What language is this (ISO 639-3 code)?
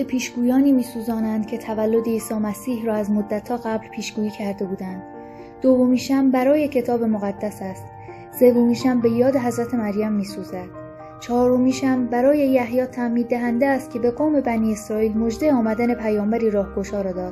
fas